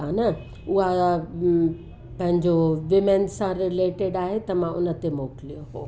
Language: Sindhi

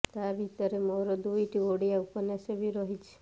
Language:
Odia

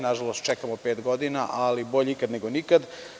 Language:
Serbian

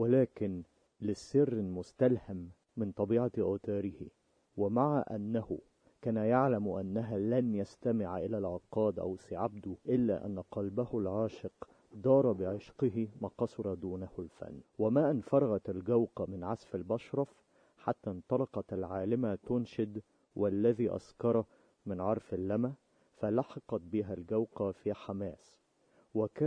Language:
Arabic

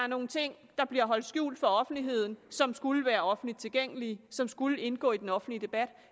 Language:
Danish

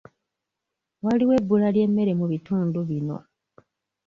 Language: Ganda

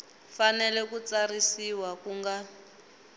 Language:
Tsonga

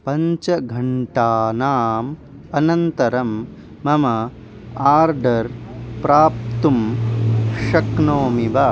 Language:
Sanskrit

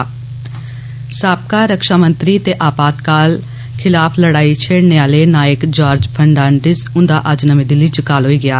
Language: Dogri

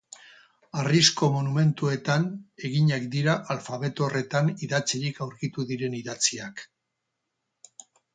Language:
Basque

